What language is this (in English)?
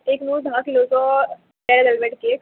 Konkani